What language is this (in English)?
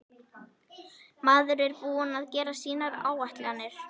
Icelandic